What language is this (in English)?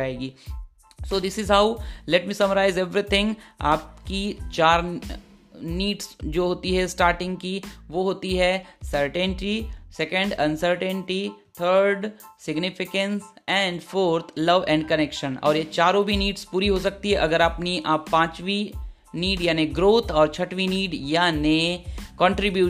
Hindi